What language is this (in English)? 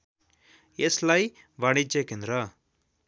Nepali